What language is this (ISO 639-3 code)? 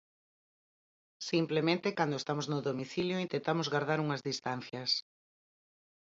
glg